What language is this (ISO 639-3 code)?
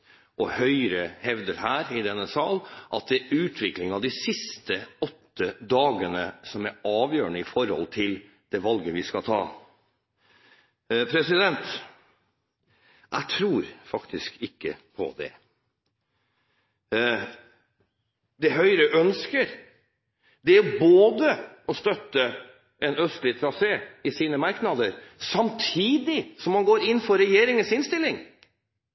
nob